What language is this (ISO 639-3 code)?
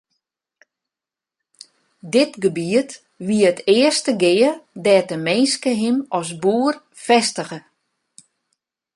fry